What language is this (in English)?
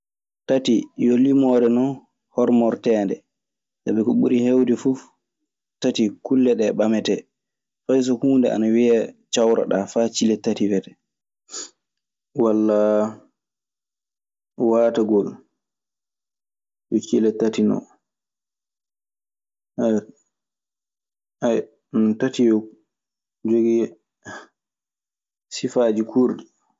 Maasina Fulfulde